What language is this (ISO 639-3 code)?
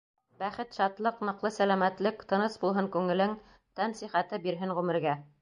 bak